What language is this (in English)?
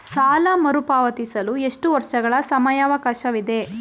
Kannada